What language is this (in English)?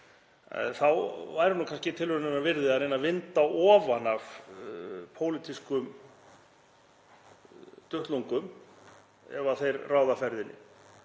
Icelandic